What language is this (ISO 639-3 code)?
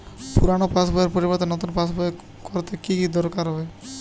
ben